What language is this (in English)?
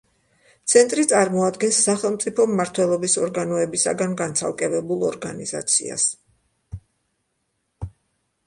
Georgian